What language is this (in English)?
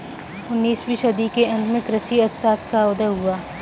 Hindi